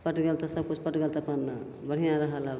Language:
Maithili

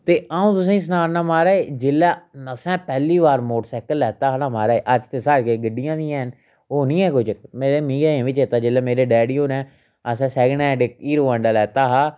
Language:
Dogri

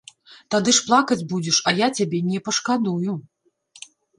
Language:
Belarusian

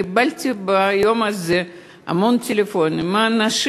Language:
Hebrew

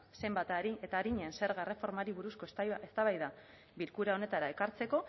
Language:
Basque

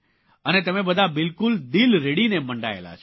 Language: Gujarati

